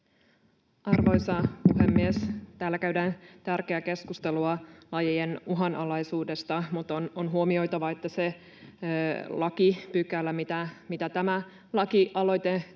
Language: Finnish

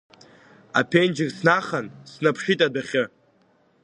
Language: Abkhazian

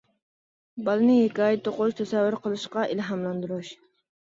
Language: Uyghur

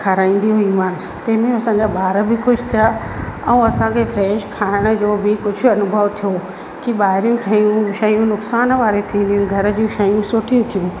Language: Sindhi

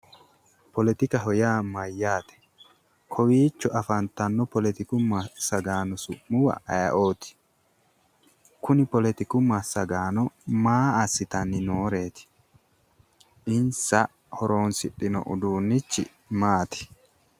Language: Sidamo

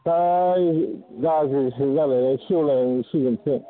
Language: Bodo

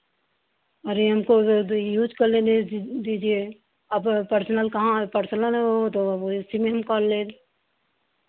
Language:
Hindi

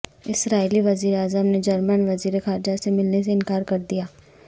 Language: Urdu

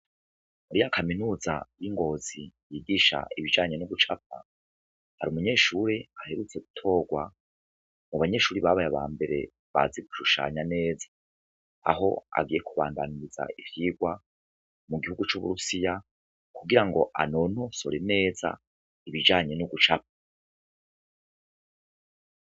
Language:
Rundi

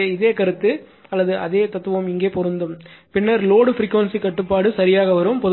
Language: Tamil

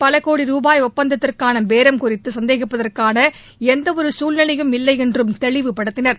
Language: Tamil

